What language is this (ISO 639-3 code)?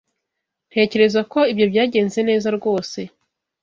kin